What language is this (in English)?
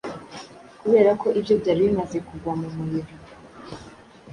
Kinyarwanda